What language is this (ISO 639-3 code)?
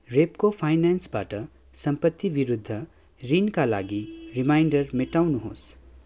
nep